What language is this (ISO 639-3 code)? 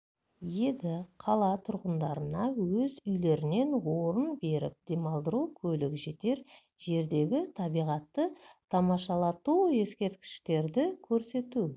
kaz